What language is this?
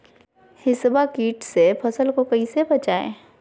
Magahi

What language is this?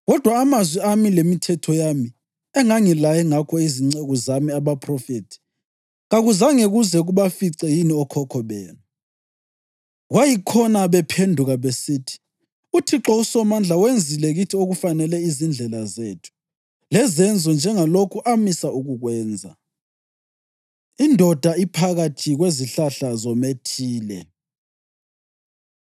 North Ndebele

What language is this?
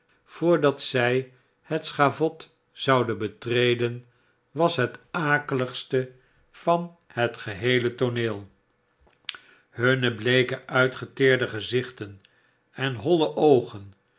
Dutch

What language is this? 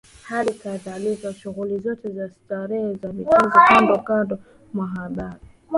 Swahili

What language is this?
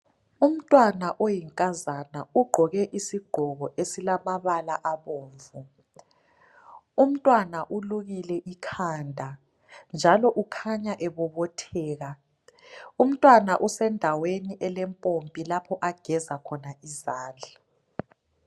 North Ndebele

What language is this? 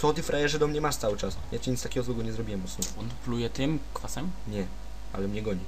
Polish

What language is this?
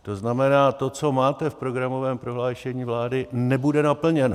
Czech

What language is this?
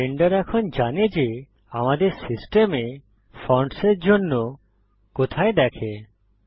Bangla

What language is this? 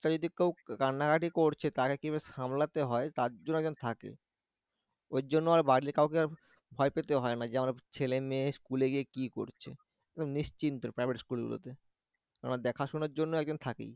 Bangla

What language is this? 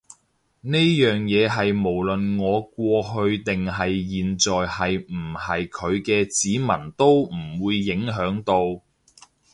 Cantonese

